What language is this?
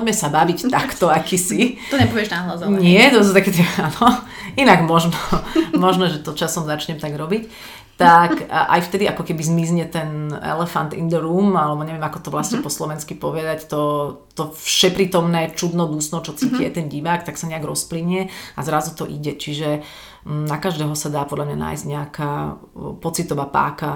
Slovak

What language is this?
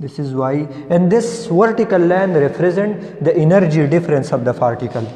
English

